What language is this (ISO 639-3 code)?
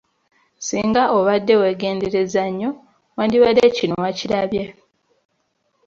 lug